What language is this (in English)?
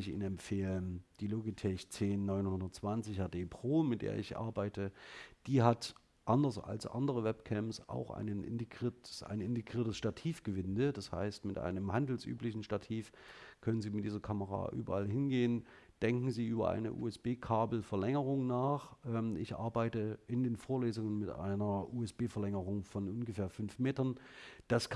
German